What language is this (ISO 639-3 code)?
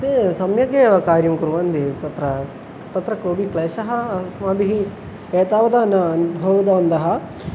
san